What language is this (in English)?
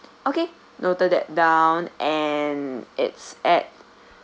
English